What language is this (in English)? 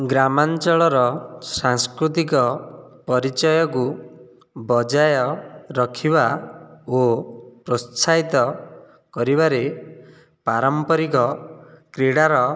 Odia